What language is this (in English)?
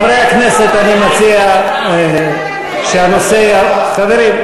Hebrew